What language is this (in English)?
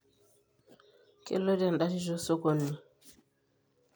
Masai